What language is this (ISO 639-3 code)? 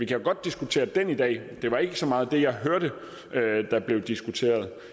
dan